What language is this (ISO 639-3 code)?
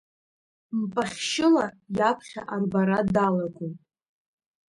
abk